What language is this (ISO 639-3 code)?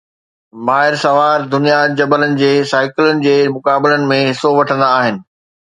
snd